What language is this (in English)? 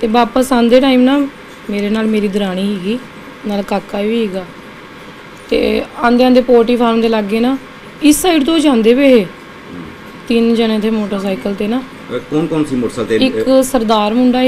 Punjabi